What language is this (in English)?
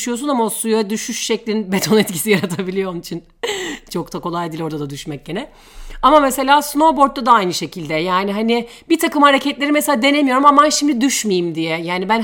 Turkish